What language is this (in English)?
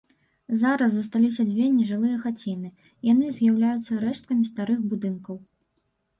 Belarusian